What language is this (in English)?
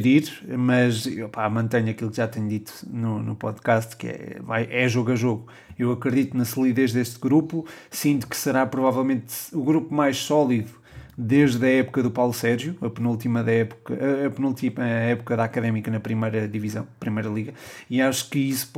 Portuguese